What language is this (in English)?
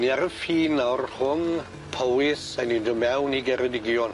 Welsh